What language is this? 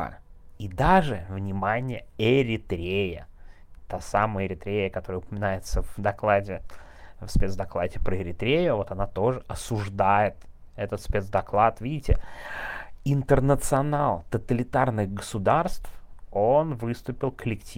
Russian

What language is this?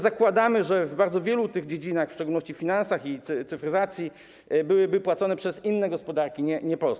Polish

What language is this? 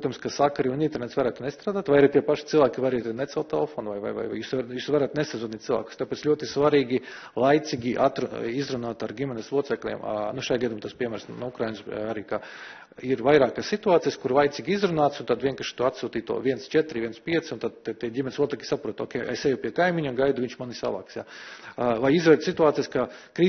Latvian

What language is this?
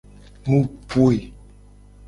Gen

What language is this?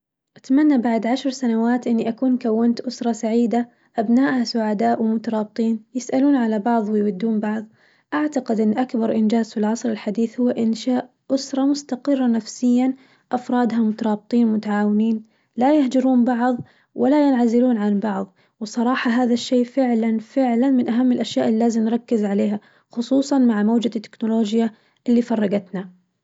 Najdi Arabic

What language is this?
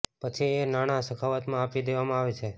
Gujarati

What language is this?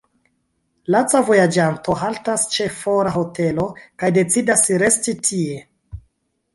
Esperanto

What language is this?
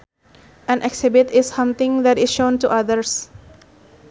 Sundanese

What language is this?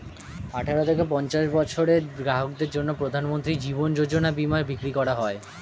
Bangla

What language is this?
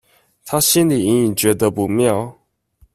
Chinese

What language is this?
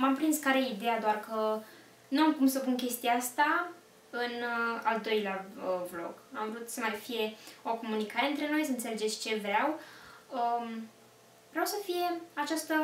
Romanian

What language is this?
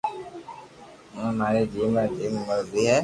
Loarki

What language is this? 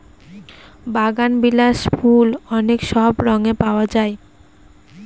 Bangla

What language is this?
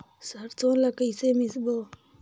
Chhattisgarhi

